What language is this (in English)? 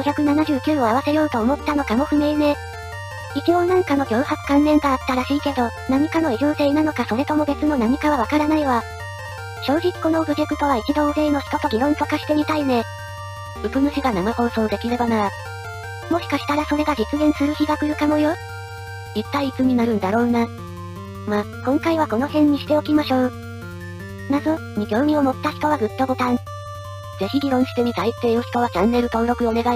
Japanese